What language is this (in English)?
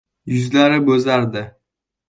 Uzbek